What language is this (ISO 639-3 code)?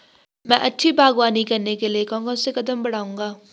hin